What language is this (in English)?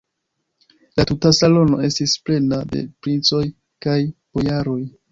Esperanto